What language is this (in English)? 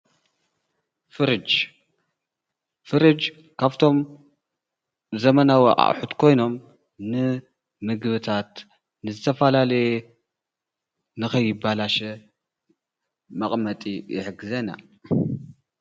Tigrinya